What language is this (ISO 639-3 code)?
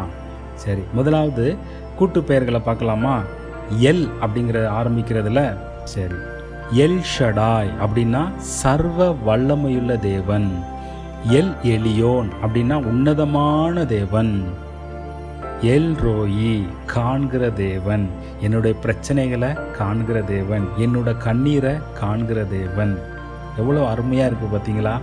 tam